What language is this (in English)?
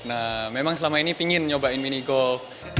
Indonesian